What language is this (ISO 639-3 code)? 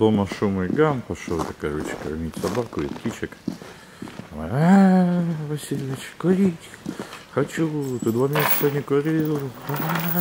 rus